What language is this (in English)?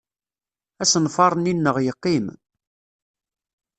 Kabyle